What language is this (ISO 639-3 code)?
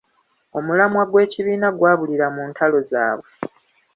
lug